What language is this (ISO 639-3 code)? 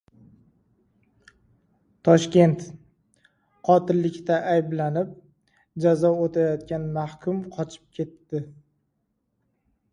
uzb